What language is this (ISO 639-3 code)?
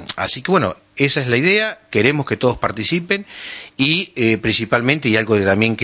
spa